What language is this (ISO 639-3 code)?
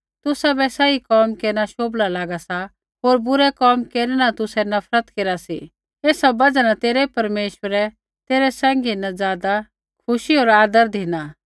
kfx